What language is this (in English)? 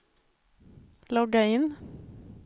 Swedish